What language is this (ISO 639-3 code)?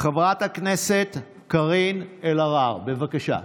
heb